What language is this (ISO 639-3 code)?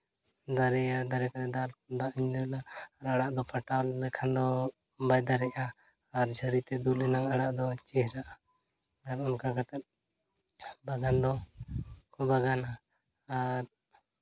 sat